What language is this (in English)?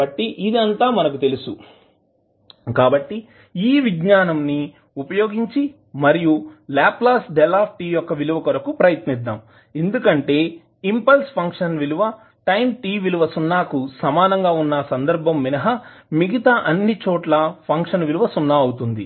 Telugu